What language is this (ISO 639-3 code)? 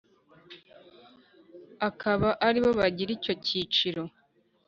kin